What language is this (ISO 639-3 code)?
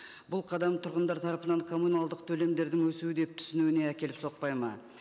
kaz